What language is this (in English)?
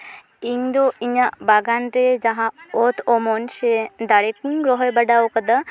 Santali